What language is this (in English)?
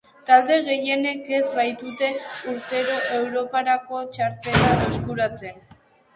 Basque